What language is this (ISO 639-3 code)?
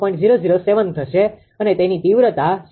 guj